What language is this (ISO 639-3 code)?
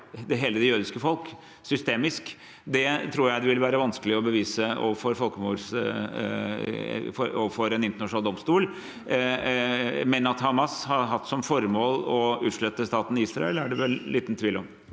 nor